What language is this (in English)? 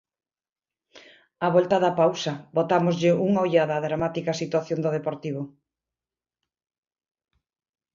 Galician